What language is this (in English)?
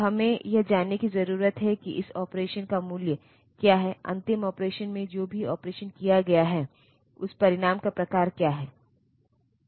Hindi